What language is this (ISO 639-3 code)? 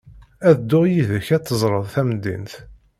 kab